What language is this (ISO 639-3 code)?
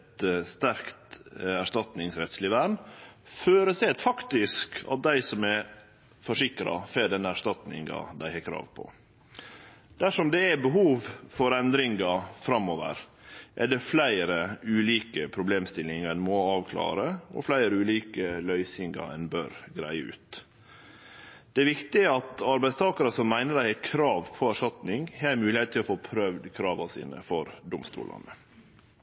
nno